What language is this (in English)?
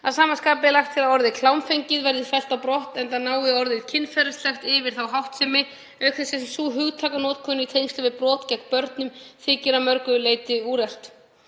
Icelandic